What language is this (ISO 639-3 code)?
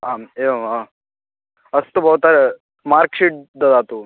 san